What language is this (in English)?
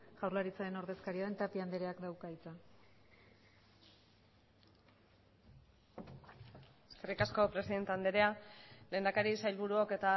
Basque